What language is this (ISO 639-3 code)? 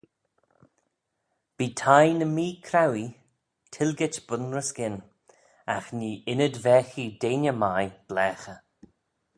glv